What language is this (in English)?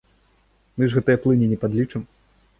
Belarusian